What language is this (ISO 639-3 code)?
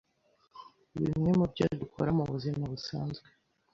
kin